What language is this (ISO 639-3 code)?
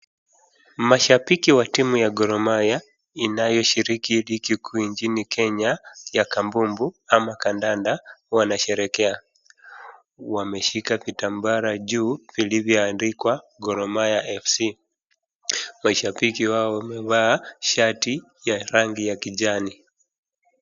swa